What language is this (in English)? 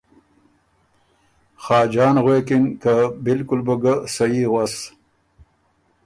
Ormuri